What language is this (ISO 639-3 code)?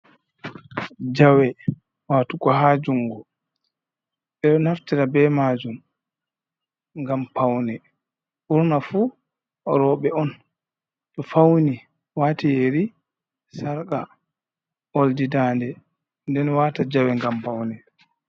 ful